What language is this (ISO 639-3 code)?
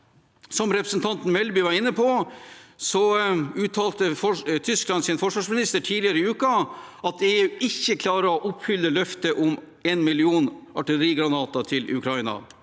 nor